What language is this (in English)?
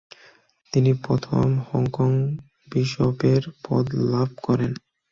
Bangla